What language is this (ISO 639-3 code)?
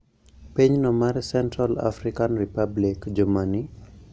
luo